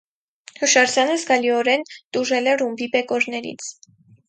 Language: Armenian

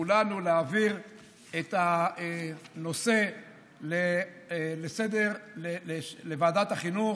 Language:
Hebrew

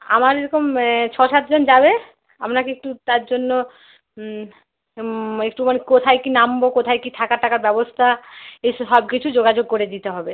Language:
Bangla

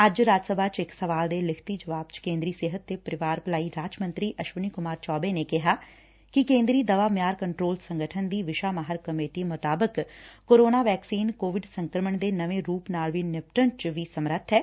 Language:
Punjabi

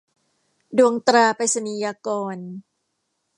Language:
Thai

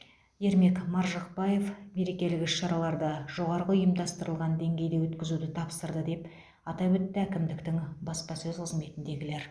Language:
Kazakh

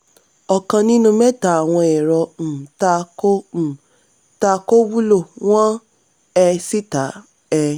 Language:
Yoruba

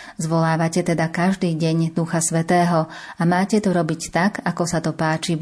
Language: Slovak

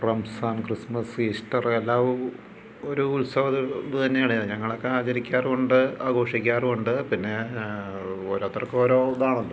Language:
Malayalam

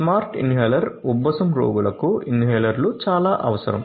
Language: Telugu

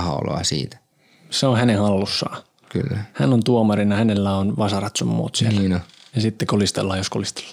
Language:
Finnish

